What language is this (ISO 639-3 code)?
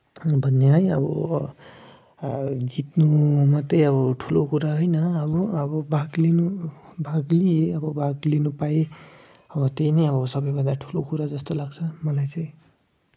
nep